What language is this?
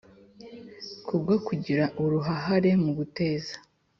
Kinyarwanda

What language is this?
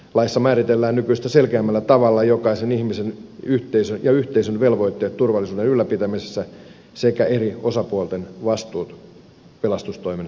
Finnish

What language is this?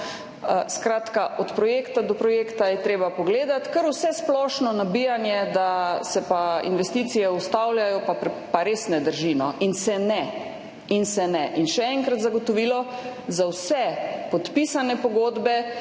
Slovenian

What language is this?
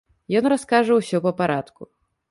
Belarusian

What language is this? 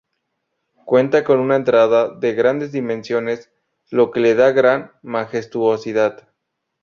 Spanish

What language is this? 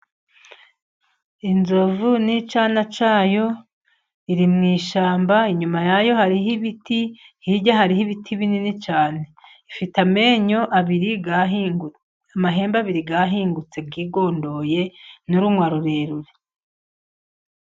Kinyarwanda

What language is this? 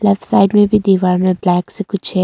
Hindi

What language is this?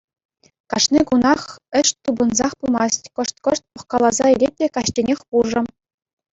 Chuvash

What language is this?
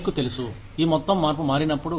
Telugu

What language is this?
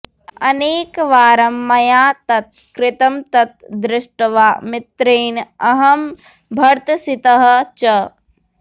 Sanskrit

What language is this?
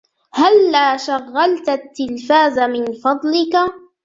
Arabic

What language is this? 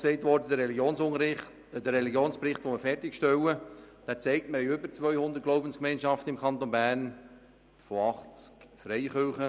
Swiss German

